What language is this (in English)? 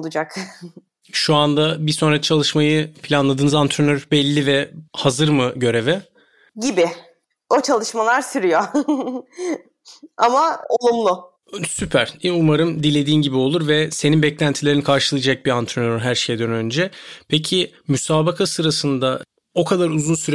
Turkish